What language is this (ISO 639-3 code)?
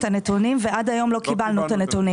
heb